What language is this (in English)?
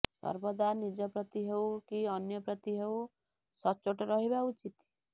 Odia